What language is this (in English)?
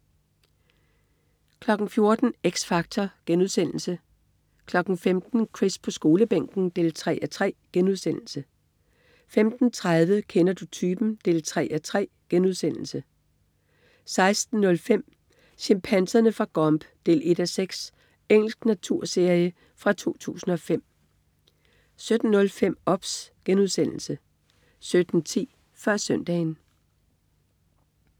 Danish